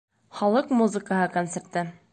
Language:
Bashkir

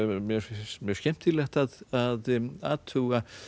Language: Icelandic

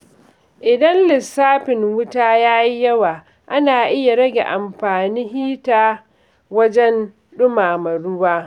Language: Hausa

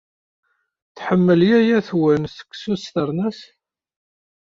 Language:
Kabyle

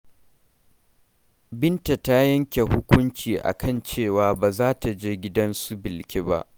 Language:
Hausa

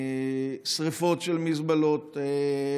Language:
Hebrew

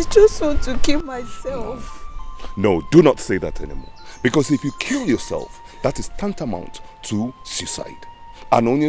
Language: English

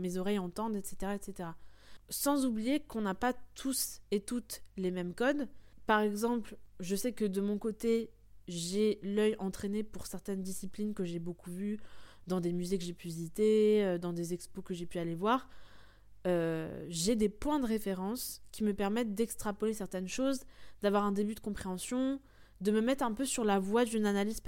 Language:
French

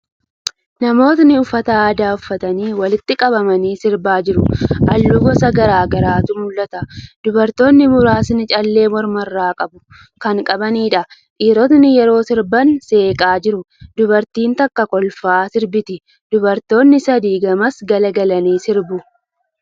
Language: Oromo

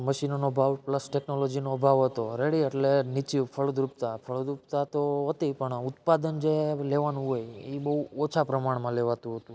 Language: Gujarati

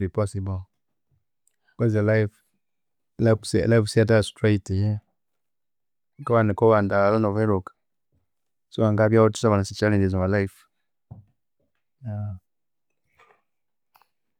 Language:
Konzo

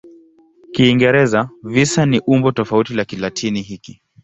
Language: Swahili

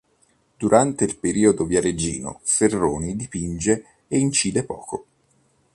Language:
Italian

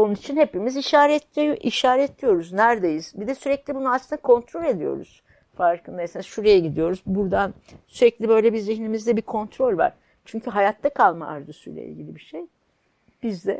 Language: Turkish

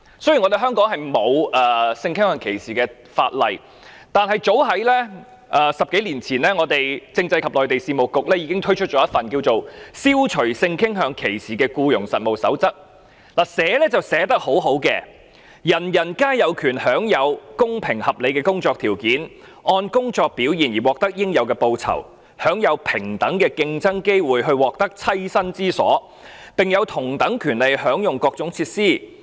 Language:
Cantonese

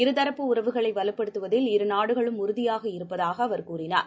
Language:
Tamil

